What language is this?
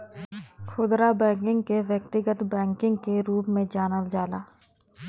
Bhojpuri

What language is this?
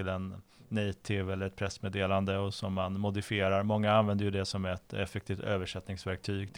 Swedish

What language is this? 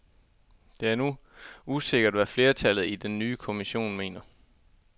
Danish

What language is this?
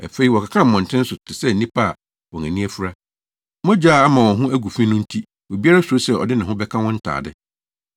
Akan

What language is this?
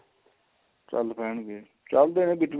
Punjabi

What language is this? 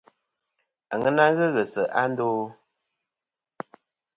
Kom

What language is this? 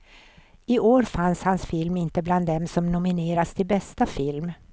Swedish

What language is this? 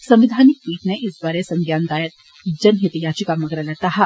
Dogri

